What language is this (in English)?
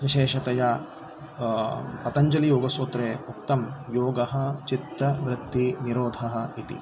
Sanskrit